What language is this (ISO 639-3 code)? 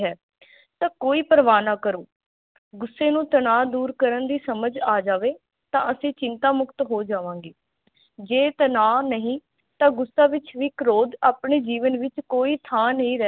pan